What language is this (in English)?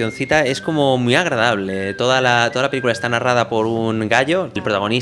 Spanish